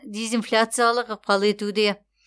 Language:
Kazakh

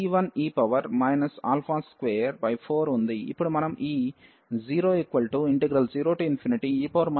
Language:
Telugu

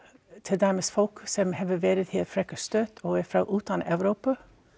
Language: Icelandic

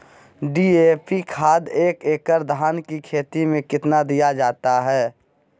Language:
Magahi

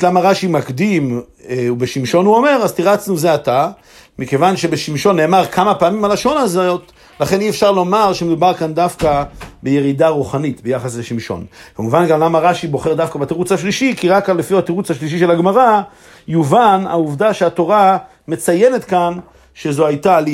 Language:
Hebrew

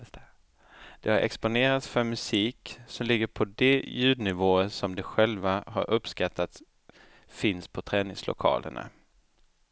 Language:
Swedish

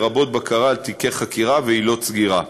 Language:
Hebrew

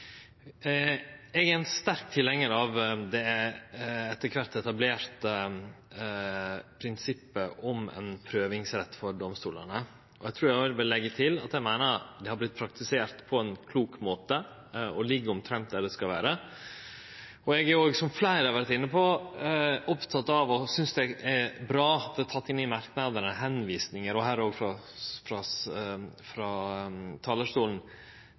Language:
Norwegian Nynorsk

